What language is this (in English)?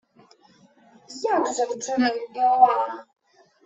Ukrainian